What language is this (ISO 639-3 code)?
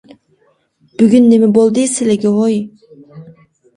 uig